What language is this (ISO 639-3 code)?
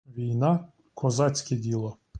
ukr